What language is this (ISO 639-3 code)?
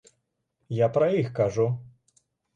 bel